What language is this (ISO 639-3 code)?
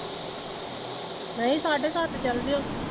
pan